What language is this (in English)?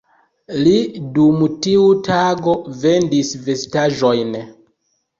Esperanto